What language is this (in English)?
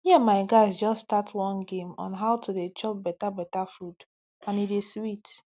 Nigerian Pidgin